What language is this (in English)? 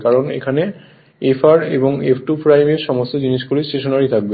Bangla